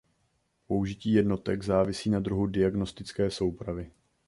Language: Czech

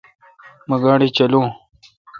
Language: Kalkoti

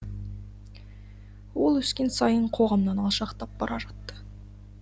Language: Kazakh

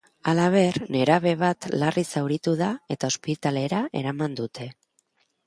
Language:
Basque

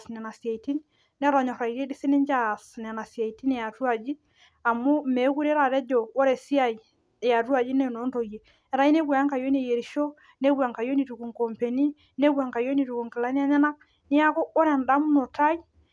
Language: Masai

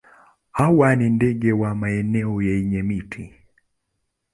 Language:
Swahili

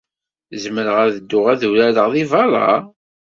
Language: Kabyle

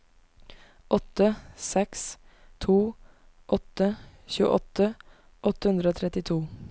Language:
Norwegian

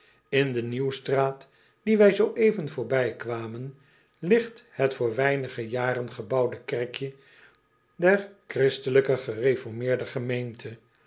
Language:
Dutch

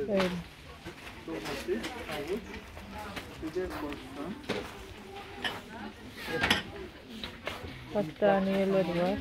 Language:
Turkish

